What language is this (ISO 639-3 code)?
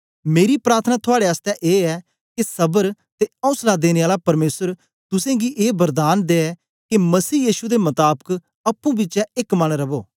doi